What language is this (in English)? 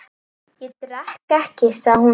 Icelandic